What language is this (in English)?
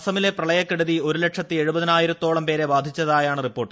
Malayalam